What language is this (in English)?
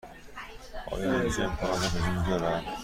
Persian